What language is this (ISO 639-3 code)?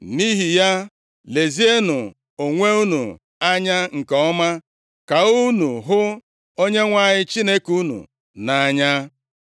ibo